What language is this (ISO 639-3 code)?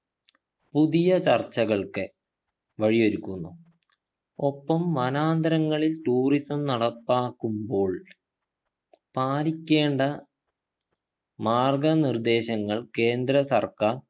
mal